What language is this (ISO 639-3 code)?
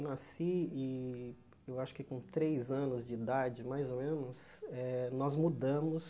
por